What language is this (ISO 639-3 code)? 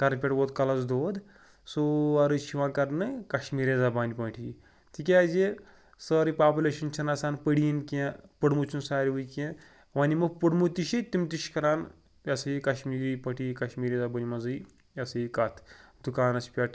kas